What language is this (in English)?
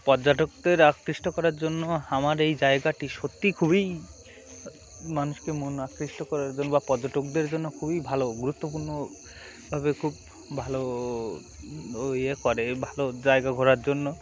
Bangla